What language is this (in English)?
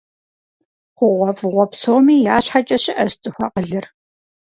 Kabardian